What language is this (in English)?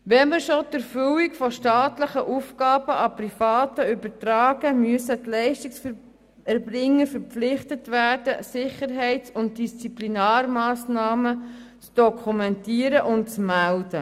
Swiss German